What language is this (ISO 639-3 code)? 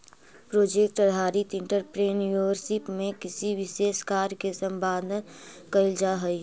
mag